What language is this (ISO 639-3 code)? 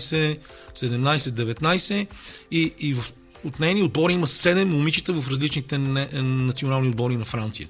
bul